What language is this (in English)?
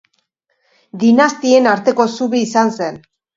Basque